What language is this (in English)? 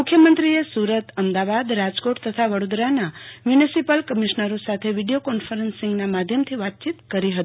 Gujarati